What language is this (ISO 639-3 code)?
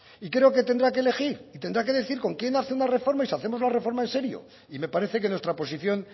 spa